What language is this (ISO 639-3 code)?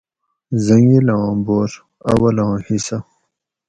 gwc